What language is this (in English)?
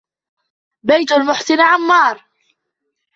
Arabic